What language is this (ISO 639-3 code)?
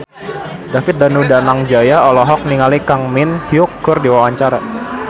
sun